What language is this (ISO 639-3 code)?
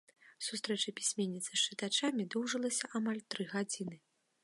bel